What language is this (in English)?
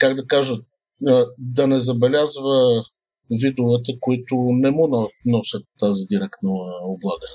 Bulgarian